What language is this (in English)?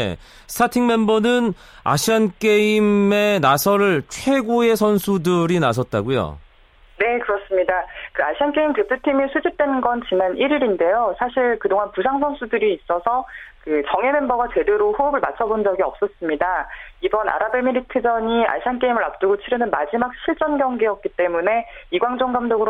Korean